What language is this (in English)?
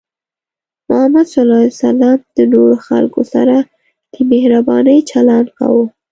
Pashto